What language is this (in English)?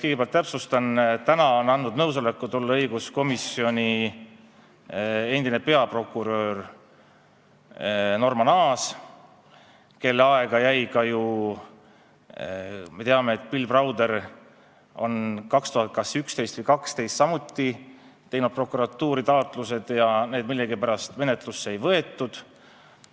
Estonian